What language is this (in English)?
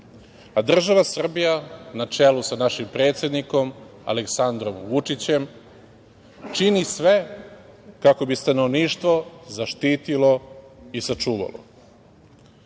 Serbian